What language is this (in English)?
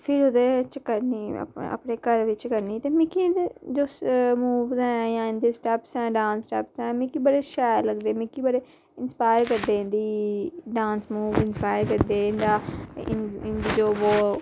Dogri